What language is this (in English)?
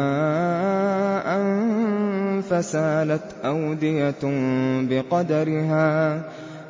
Arabic